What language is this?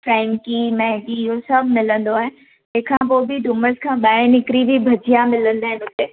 Sindhi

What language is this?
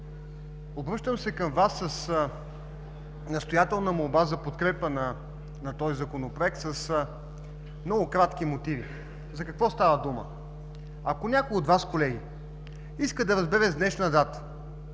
Bulgarian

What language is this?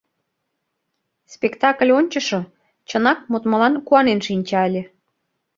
Mari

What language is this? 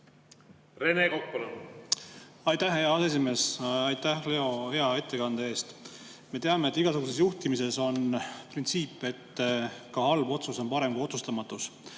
Estonian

